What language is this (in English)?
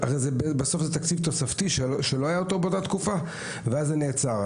Hebrew